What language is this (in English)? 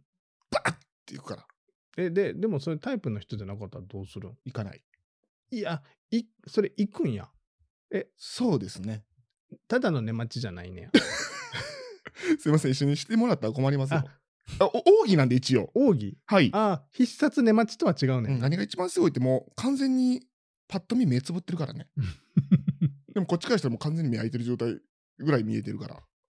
Japanese